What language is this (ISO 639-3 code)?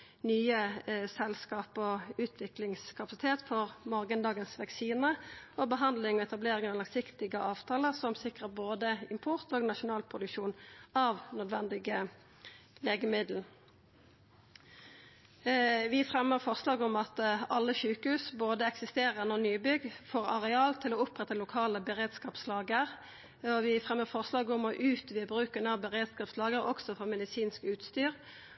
nno